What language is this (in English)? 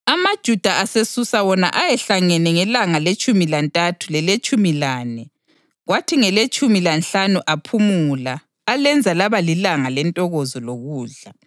North Ndebele